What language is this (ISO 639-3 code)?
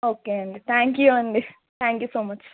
tel